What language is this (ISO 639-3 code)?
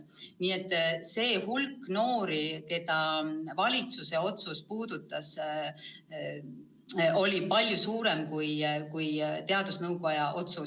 est